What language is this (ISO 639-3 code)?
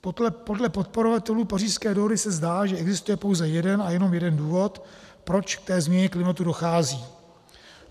ces